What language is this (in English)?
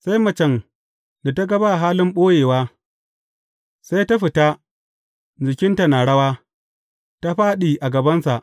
Hausa